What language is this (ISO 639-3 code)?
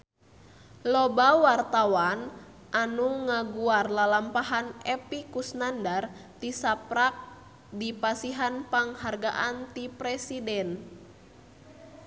sun